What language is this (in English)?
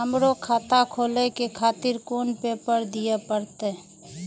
Maithili